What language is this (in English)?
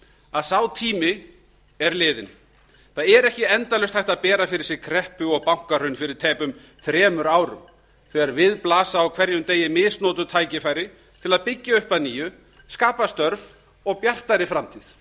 Icelandic